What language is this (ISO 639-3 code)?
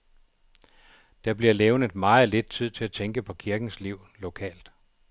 dan